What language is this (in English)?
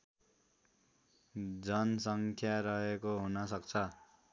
Nepali